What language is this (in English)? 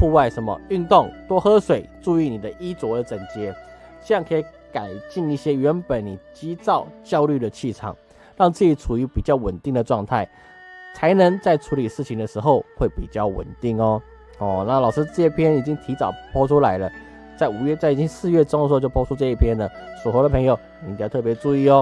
Chinese